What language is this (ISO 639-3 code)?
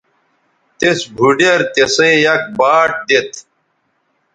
btv